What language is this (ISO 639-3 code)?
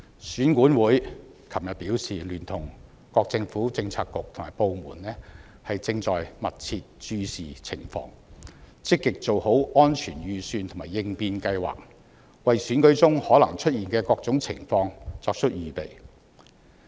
yue